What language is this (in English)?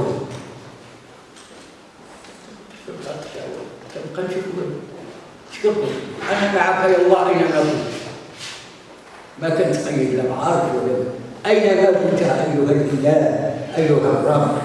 Arabic